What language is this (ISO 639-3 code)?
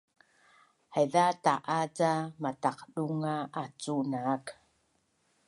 bnn